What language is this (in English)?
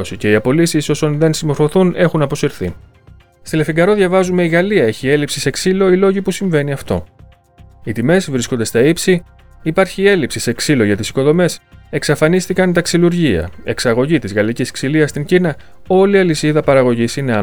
Greek